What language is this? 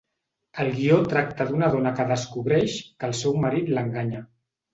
Catalan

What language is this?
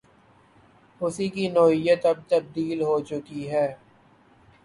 Urdu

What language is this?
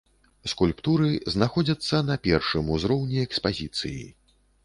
Belarusian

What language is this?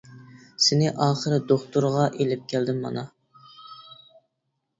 Uyghur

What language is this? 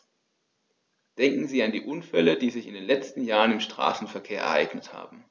German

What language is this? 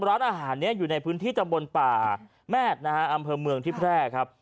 Thai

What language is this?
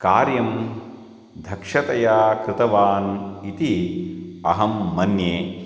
Sanskrit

